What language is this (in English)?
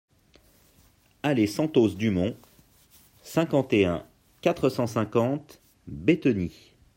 French